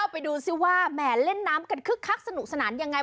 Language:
Thai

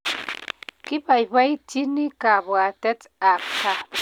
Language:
Kalenjin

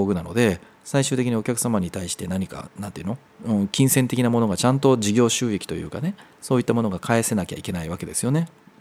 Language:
Japanese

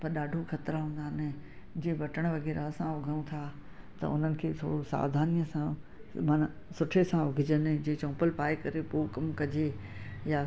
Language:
Sindhi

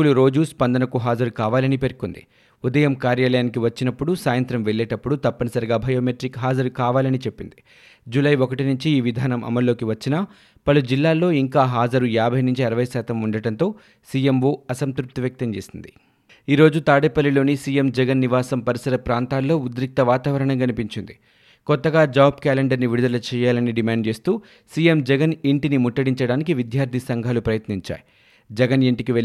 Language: Telugu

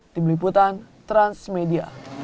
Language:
Indonesian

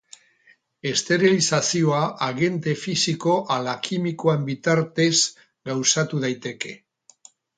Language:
Basque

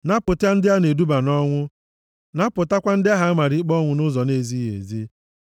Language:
Igbo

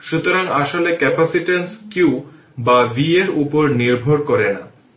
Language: Bangla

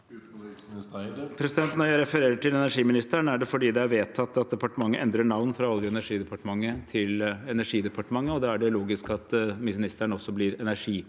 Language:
Norwegian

